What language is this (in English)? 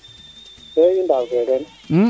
Serer